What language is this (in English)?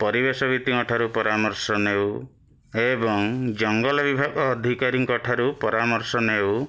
Odia